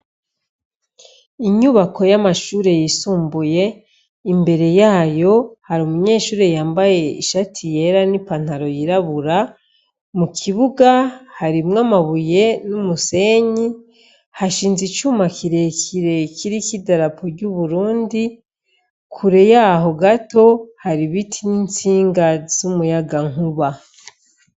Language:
Rundi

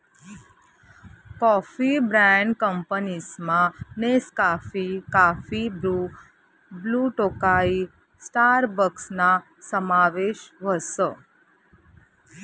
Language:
Marathi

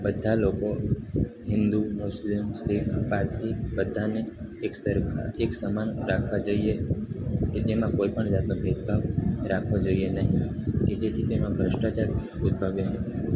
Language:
Gujarati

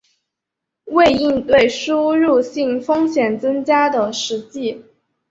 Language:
Chinese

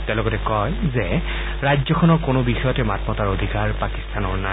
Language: Assamese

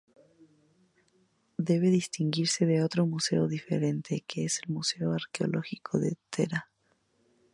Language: Spanish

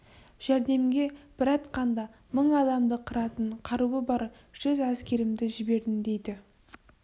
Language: Kazakh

